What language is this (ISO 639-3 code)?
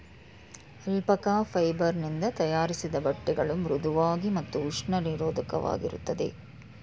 kan